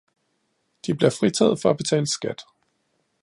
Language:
Danish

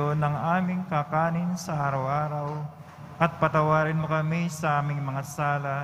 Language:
Filipino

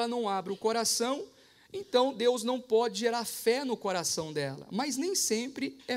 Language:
Portuguese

